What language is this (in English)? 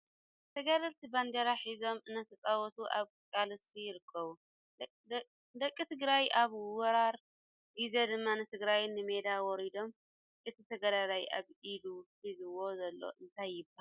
Tigrinya